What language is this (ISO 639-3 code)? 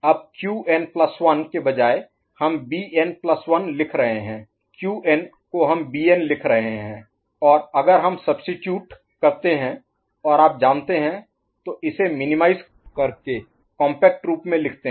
hin